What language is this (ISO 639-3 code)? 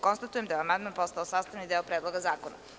srp